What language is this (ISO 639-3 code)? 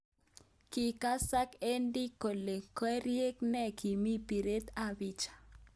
kln